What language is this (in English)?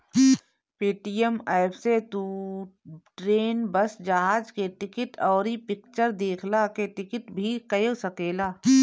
Bhojpuri